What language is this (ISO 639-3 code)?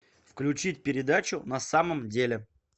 rus